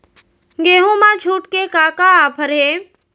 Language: Chhattisgarhi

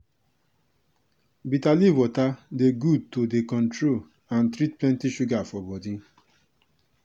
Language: Nigerian Pidgin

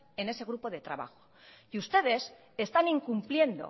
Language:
Spanish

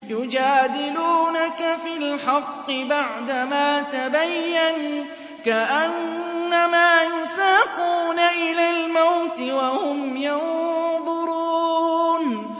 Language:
Arabic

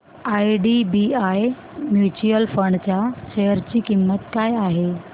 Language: Marathi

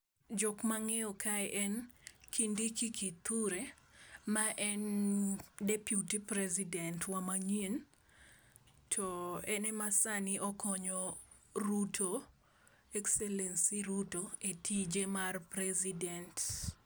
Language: Luo (Kenya and Tanzania)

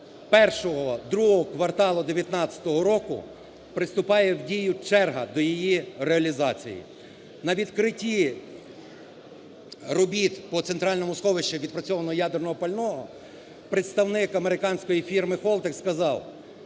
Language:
Ukrainian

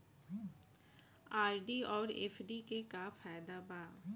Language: Bhojpuri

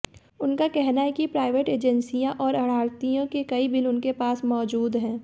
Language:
Hindi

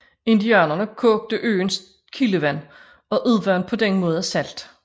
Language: Danish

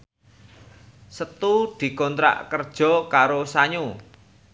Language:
Javanese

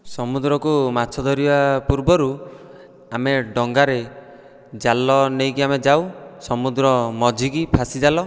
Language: Odia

